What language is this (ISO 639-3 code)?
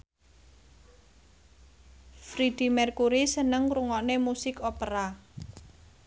jav